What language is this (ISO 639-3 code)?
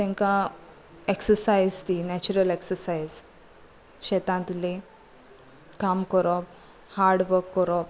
kok